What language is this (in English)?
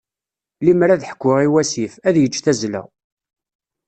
Kabyle